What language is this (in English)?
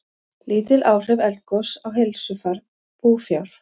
Icelandic